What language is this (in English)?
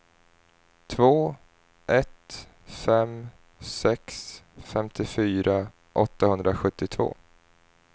Swedish